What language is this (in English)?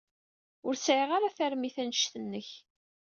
Kabyle